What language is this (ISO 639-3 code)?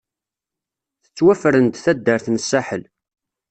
kab